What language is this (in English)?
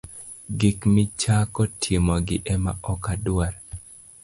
Luo (Kenya and Tanzania)